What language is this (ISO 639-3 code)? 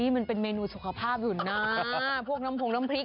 tha